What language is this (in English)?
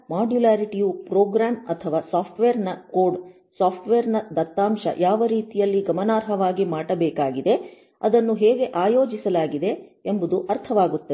Kannada